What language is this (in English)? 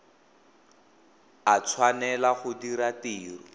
Tswana